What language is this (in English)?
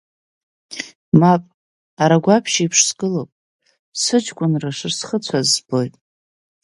Abkhazian